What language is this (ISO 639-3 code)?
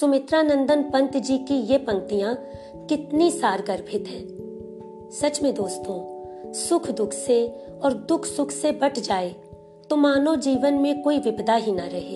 hin